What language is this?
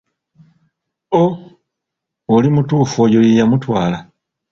Ganda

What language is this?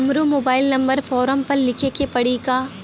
Bhojpuri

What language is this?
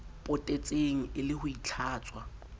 Southern Sotho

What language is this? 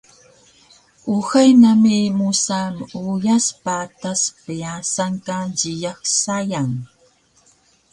Taroko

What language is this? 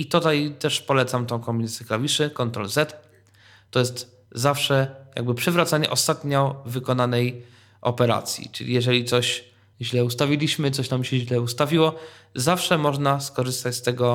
Polish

